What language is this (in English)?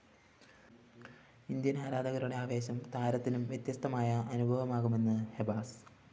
Malayalam